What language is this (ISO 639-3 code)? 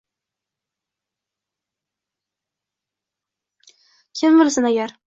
uzb